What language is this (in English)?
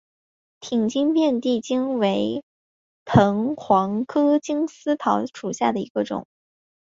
Chinese